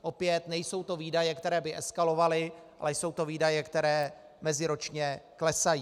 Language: Czech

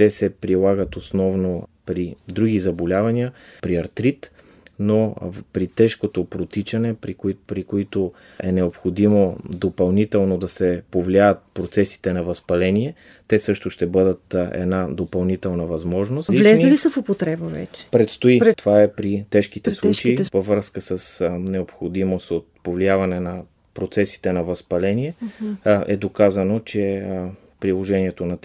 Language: Bulgarian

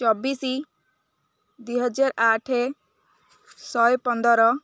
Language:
Odia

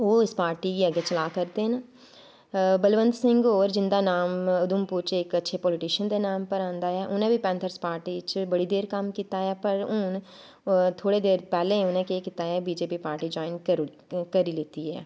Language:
Dogri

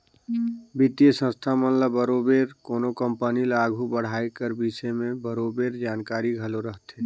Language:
Chhattisgarhi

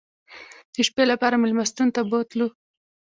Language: Pashto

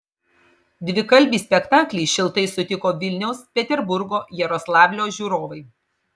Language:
Lithuanian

